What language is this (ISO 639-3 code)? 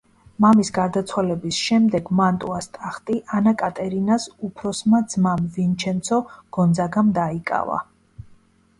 kat